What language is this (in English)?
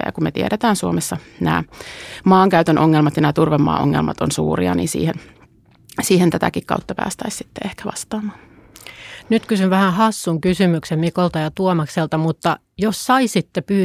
Finnish